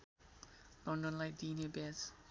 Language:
Nepali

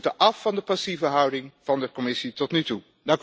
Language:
Dutch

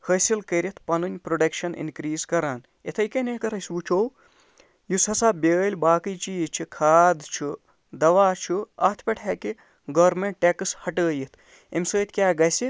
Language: Kashmiri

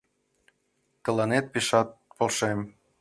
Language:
Mari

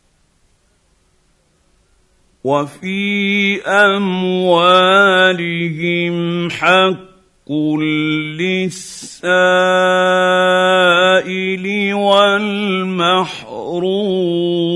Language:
Arabic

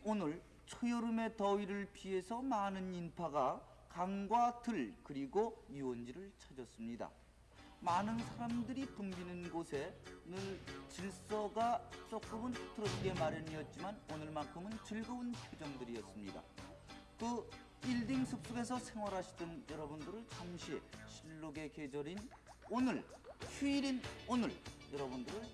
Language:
Korean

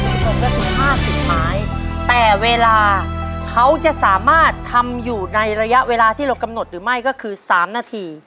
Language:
Thai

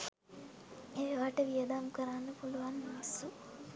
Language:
Sinhala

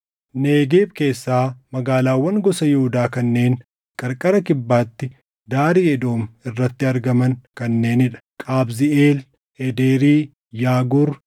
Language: Oromo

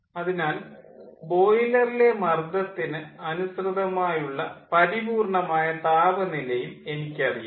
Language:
Malayalam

